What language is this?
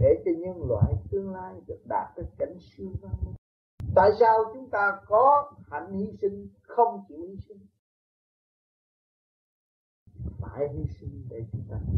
Vietnamese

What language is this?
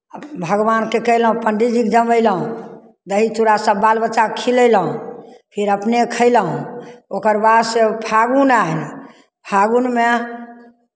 Maithili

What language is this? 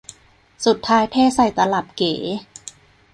Thai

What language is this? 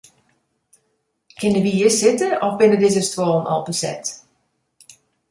Western Frisian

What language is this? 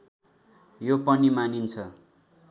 Nepali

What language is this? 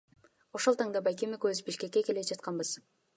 Kyrgyz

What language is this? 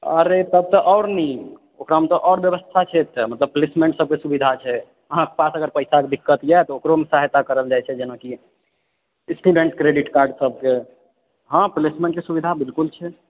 Maithili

